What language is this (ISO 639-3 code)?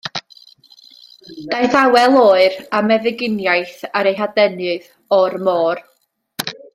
cym